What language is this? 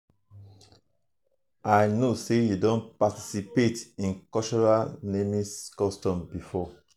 Nigerian Pidgin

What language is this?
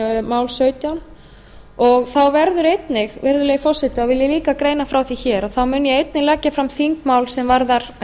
Icelandic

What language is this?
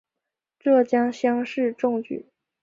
Chinese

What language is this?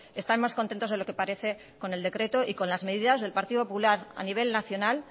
Spanish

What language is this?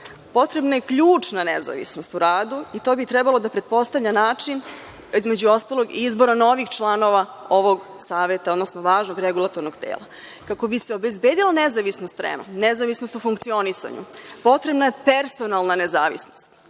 Serbian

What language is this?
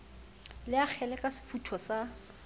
Southern Sotho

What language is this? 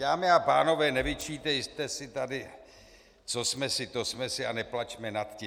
Czech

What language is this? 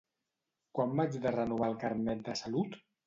Catalan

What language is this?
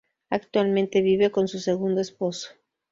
Spanish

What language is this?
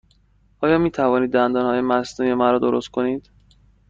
Persian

